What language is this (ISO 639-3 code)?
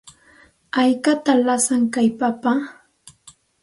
qxt